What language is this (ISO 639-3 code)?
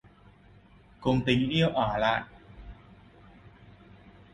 vie